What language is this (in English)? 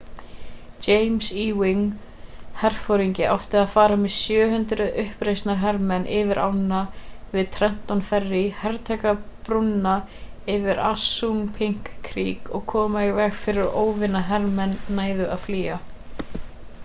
Icelandic